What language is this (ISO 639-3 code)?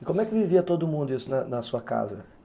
por